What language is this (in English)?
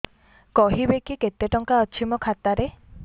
Odia